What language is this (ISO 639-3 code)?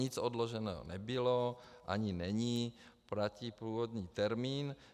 ces